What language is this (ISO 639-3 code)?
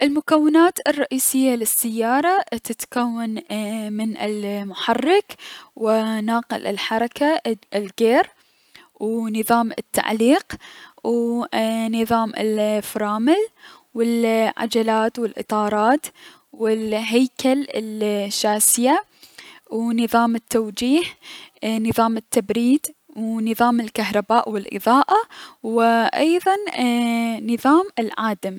acm